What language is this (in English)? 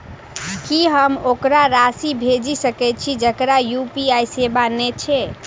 Maithili